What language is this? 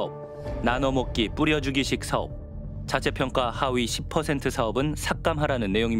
Korean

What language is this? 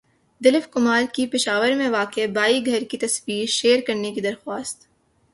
Urdu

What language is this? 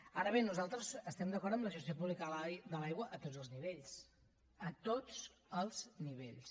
Catalan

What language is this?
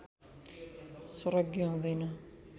Nepali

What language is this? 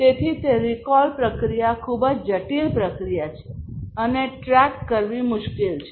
Gujarati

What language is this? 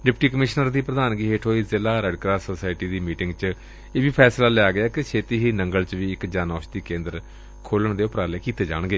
Punjabi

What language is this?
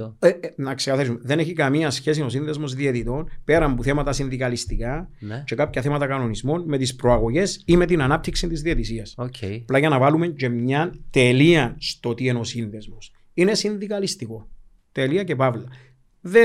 Greek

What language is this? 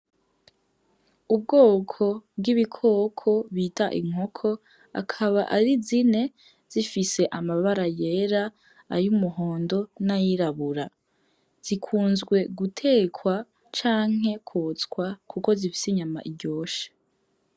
Rundi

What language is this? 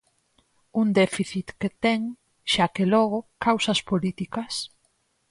Galician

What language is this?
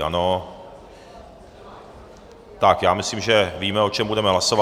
Czech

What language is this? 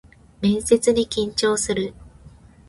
Japanese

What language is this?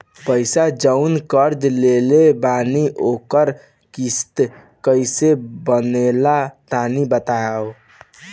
Bhojpuri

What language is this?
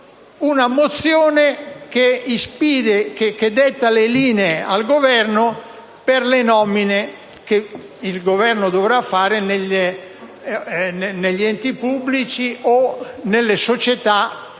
Italian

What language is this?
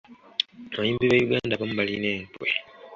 Ganda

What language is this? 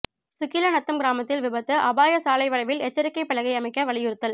Tamil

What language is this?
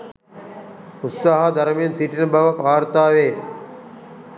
Sinhala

